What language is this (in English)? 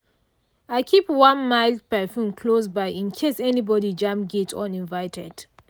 Nigerian Pidgin